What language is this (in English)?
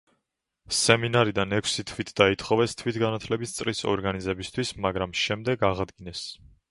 Georgian